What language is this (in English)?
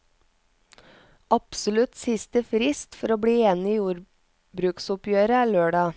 Norwegian